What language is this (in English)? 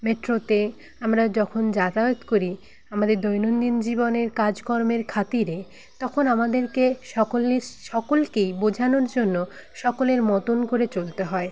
Bangla